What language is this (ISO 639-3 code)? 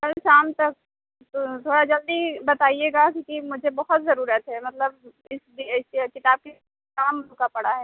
urd